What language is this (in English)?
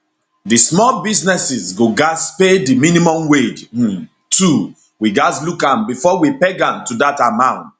Nigerian Pidgin